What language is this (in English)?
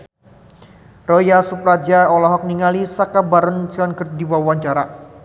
Sundanese